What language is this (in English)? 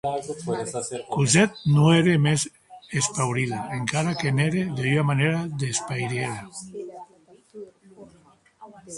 Occitan